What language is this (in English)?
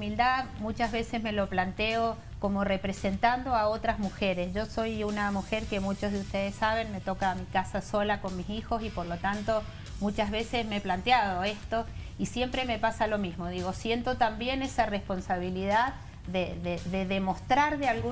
Spanish